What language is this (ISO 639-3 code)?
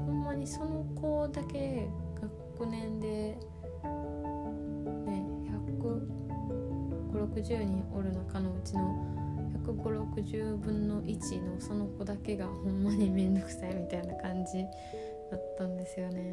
jpn